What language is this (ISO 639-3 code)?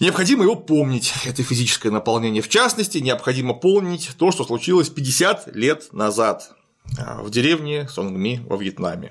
rus